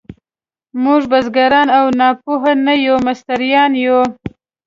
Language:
Pashto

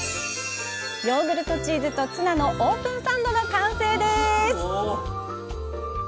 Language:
Japanese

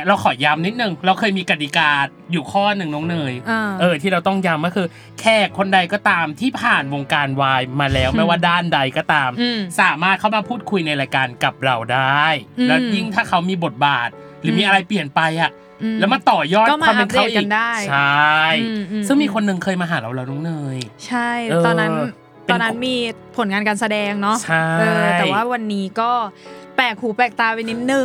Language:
Thai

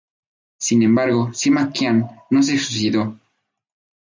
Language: Spanish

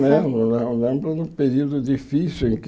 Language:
Portuguese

